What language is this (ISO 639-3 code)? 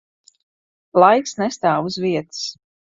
lav